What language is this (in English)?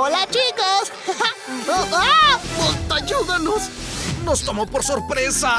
Spanish